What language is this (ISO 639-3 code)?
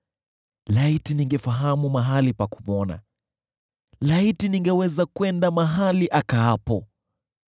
swa